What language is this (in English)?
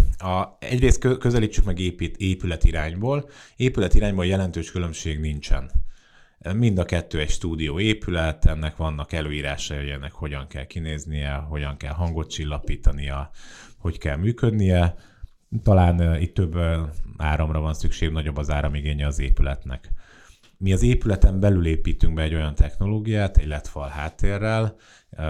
Hungarian